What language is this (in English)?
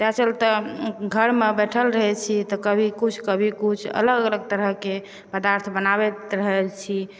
Maithili